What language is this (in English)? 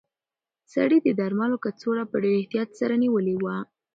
Pashto